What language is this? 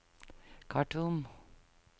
Norwegian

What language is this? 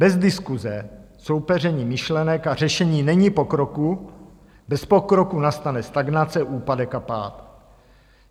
Czech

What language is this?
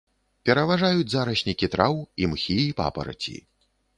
Belarusian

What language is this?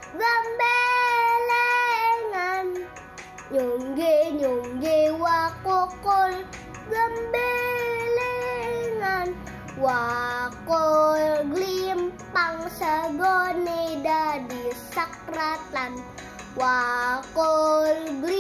Indonesian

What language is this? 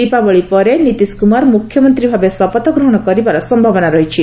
Odia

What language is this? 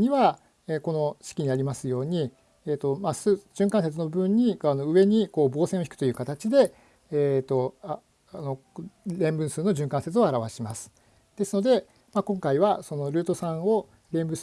Japanese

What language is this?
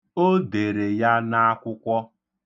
Igbo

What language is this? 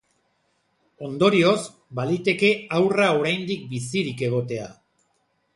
Basque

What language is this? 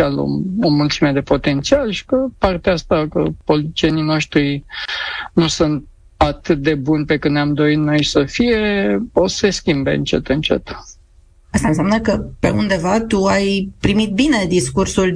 Romanian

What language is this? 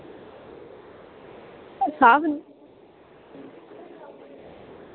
Dogri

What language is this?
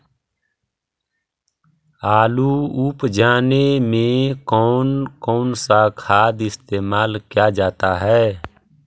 Magahi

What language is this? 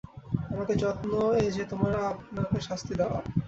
Bangla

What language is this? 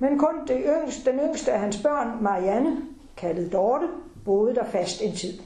Danish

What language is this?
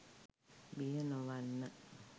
Sinhala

